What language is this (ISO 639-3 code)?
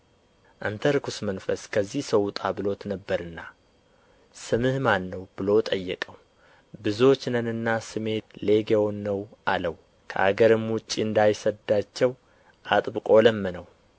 amh